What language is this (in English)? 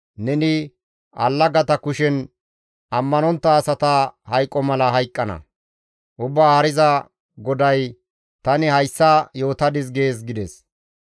Gamo